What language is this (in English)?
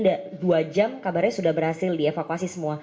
Indonesian